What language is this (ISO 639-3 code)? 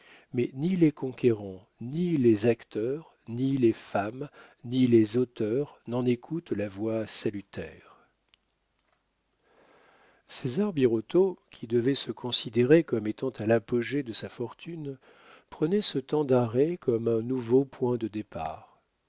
fra